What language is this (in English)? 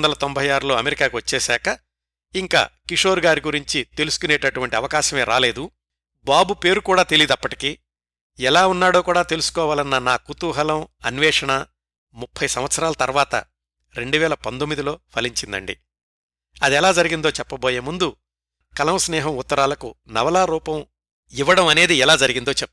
Telugu